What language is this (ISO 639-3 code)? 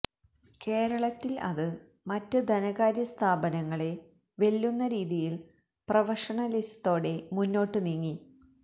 mal